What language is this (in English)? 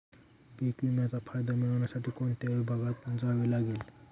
Marathi